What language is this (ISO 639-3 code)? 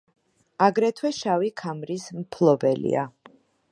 kat